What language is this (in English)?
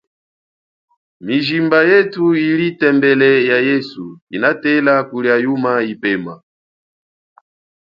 Chokwe